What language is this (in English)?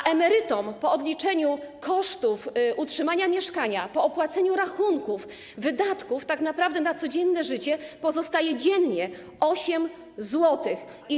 Polish